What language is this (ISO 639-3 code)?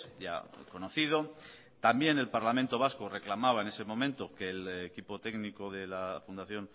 spa